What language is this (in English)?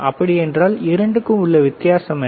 Tamil